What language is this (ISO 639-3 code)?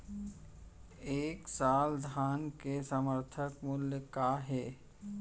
hne